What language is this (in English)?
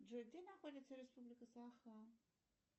Russian